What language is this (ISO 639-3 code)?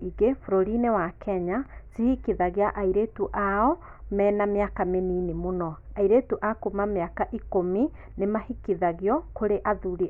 kik